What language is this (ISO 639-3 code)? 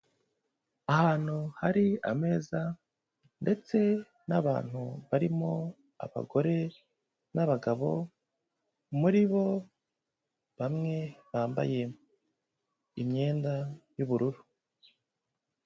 kin